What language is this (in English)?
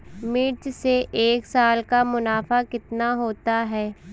Hindi